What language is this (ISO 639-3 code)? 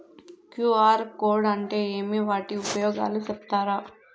tel